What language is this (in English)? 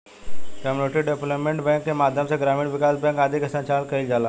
Bhojpuri